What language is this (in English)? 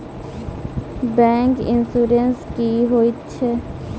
Maithili